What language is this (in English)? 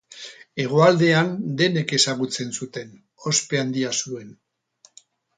Basque